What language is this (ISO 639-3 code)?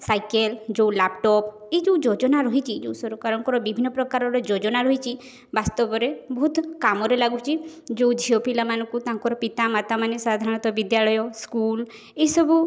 ori